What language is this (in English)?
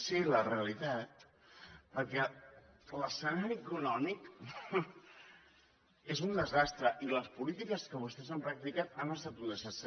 Catalan